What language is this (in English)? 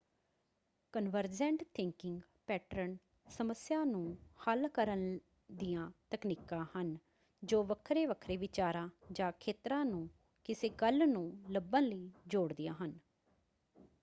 Punjabi